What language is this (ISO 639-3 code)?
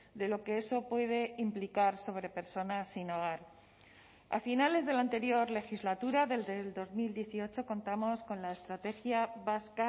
spa